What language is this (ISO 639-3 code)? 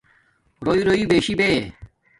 dmk